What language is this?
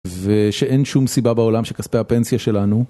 Hebrew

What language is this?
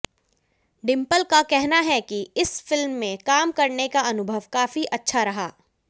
Hindi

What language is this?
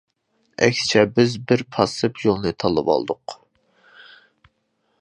Uyghur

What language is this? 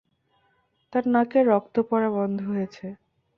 Bangla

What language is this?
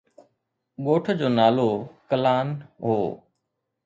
Sindhi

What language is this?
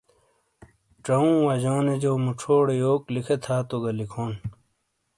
Shina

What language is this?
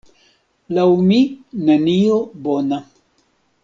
Esperanto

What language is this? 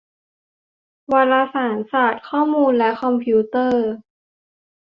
Thai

